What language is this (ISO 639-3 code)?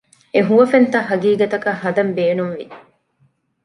div